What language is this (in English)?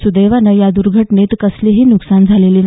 Marathi